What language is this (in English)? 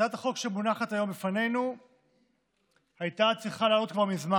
Hebrew